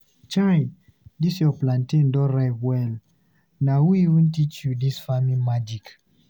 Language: Nigerian Pidgin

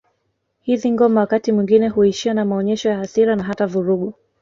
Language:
Swahili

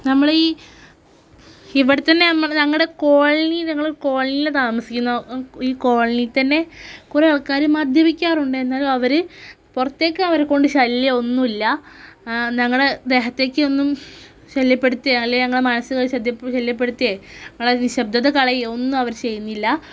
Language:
Malayalam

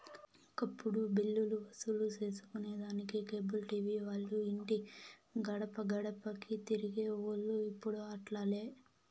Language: Telugu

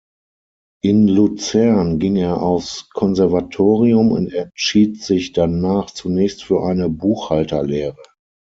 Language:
German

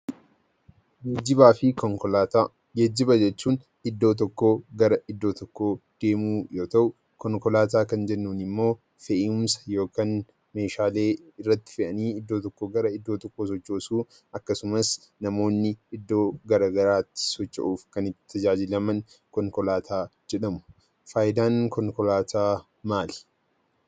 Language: Oromo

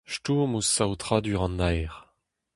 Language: Breton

